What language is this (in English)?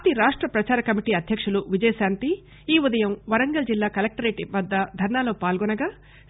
Telugu